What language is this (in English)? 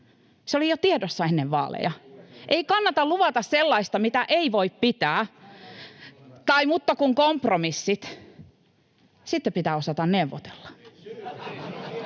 Finnish